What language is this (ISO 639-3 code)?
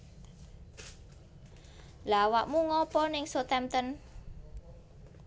jav